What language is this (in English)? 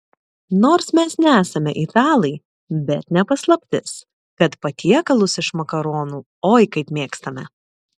Lithuanian